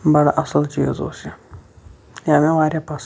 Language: Kashmiri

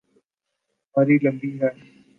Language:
Urdu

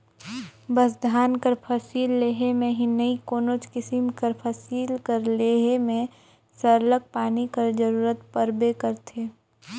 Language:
Chhattisgarhi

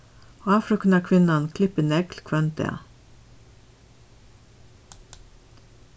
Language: Faroese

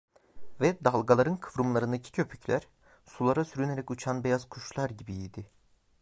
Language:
Turkish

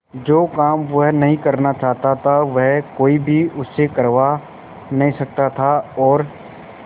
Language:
Hindi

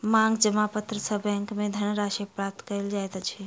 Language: Maithili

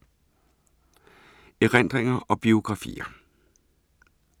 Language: Danish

